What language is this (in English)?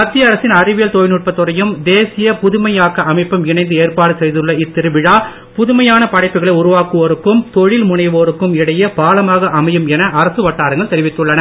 Tamil